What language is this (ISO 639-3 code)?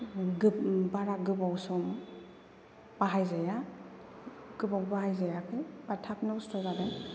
brx